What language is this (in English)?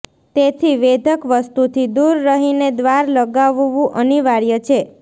Gujarati